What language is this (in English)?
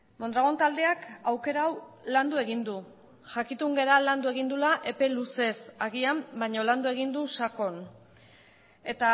Basque